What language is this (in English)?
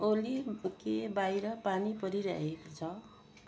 Nepali